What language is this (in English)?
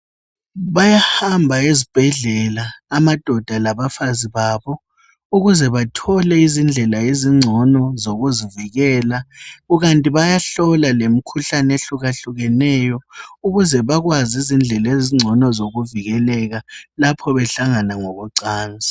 North Ndebele